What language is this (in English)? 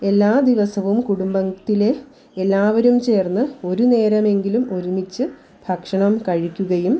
Malayalam